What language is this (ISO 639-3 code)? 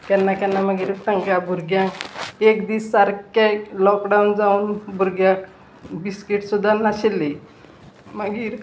kok